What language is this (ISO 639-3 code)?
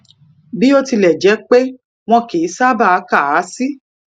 yor